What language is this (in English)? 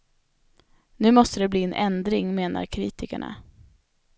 Swedish